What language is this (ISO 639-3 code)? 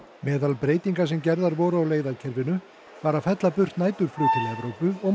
isl